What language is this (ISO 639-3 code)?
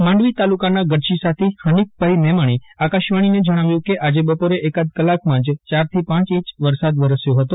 guj